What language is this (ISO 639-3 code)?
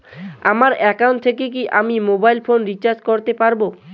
ben